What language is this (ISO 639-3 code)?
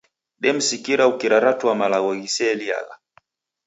dav